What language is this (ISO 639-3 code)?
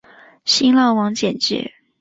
zho